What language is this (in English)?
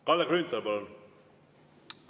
Estonian